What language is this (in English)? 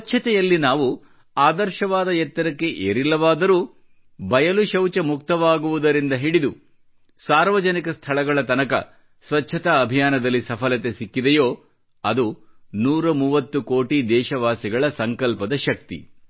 Kannada